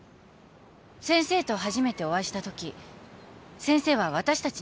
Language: Japanese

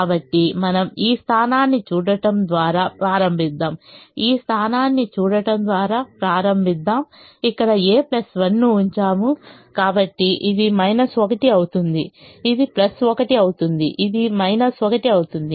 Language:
Telugu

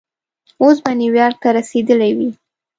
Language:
Pashto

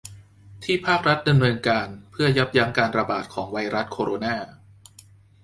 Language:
Thai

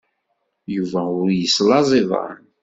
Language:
Kabyle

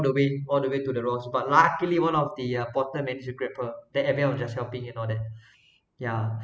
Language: English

